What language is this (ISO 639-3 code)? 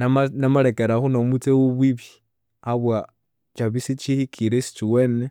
koo